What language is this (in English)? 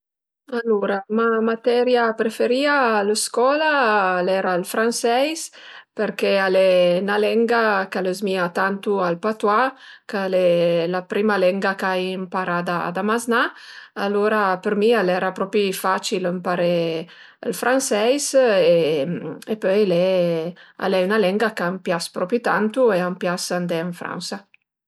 Piedmontese